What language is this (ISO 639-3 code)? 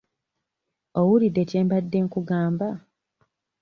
lug